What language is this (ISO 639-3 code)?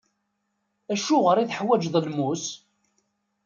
kab